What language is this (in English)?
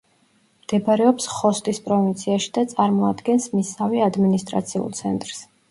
Georgian